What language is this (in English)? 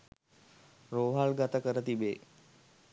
Sinhala